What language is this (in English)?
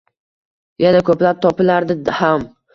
Uzbek